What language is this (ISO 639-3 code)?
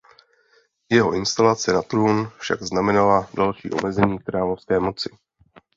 ces